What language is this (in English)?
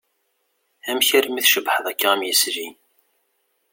Kabyle